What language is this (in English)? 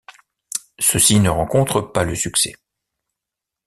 French